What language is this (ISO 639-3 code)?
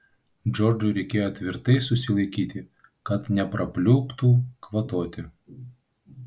lit